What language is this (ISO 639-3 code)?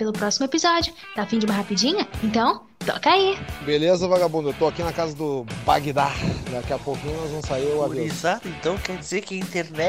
por